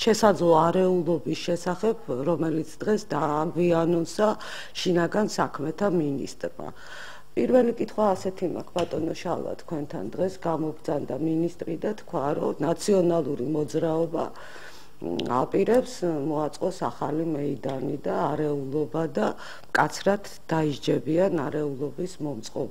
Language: Romanian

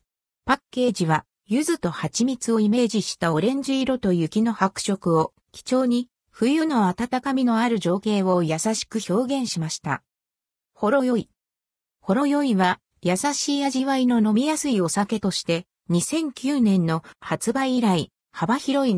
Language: Japanese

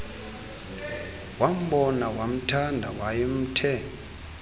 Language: Xhosa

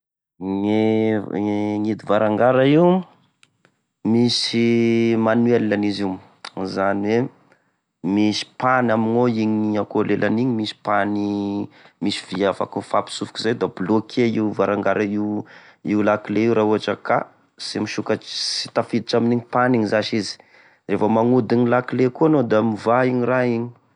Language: Tesaka Malagasy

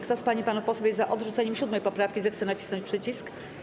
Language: Polish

